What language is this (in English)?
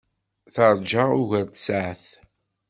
Kabyle